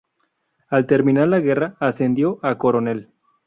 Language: Spanish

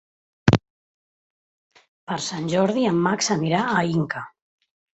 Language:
Catalan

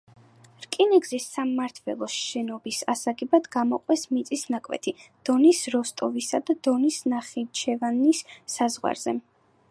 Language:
Georgian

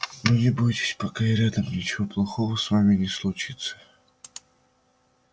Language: Russian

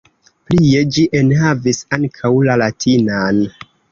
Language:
Esperanto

